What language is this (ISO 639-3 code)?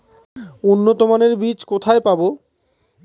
ben